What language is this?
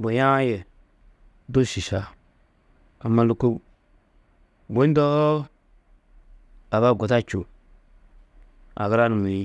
Tedaga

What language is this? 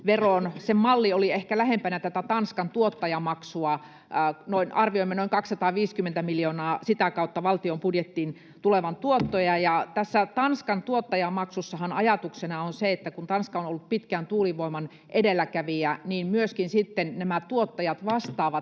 Finnish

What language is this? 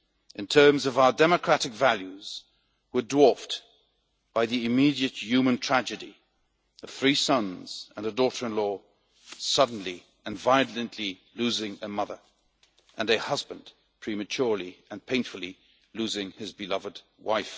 English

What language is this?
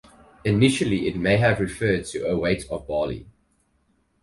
English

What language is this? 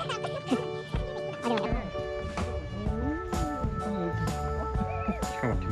Korean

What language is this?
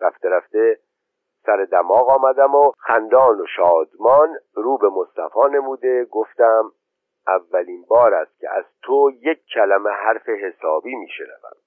Persian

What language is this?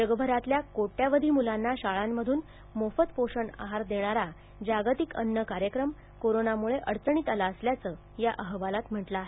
Marathi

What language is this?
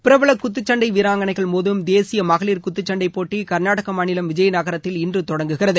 Tamil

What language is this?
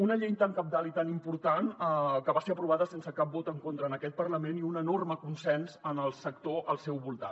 Catalan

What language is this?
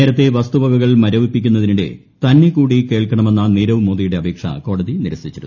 Malayalam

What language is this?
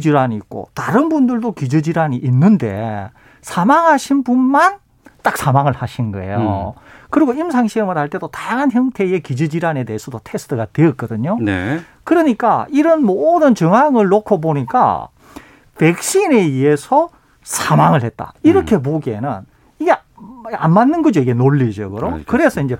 Korean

